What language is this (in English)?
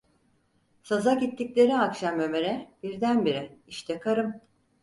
Turkish